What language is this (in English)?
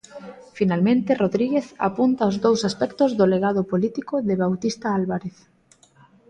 Galician